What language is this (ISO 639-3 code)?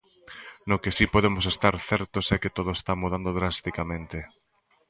glg